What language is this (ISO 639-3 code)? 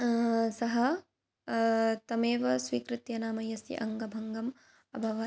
san